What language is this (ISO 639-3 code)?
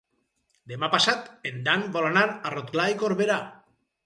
cat